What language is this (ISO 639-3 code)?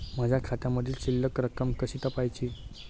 mar